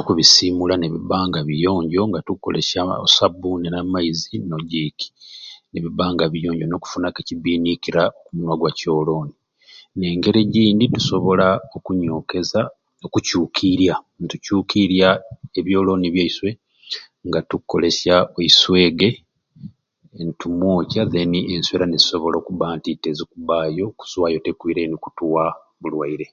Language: Ruuli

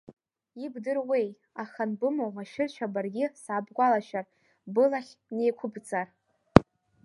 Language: Abkhazian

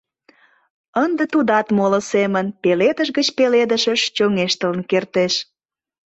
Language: Mari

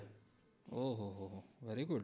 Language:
Gujarati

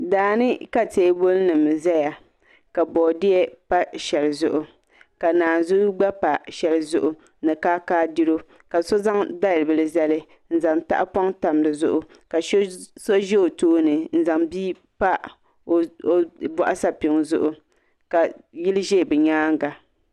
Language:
Dagbani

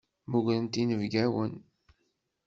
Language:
Kabyle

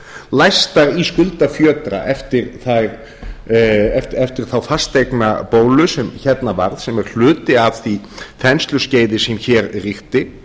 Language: Icelandic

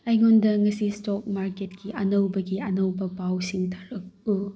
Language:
Manipuri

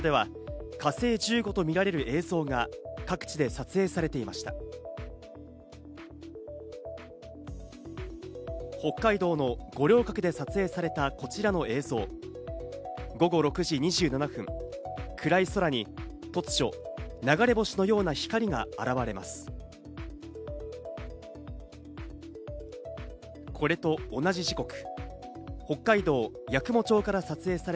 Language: Japanese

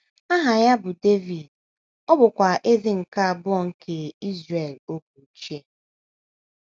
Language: Igbo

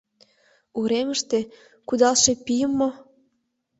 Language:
Mari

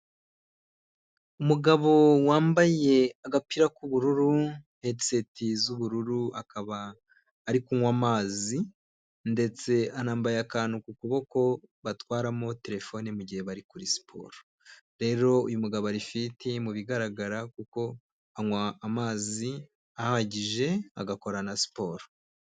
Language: Kinyarwanda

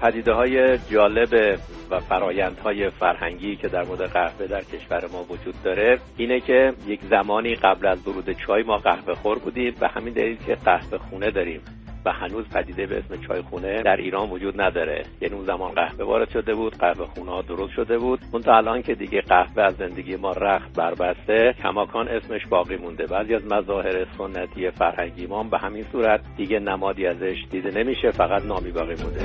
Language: Persian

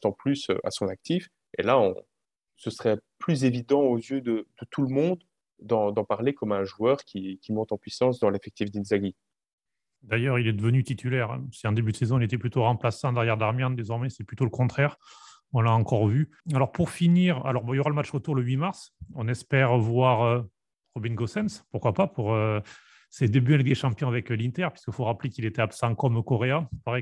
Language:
French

